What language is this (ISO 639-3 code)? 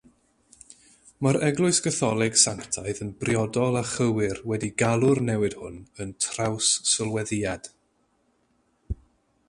cym